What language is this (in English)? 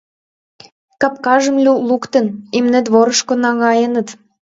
Mari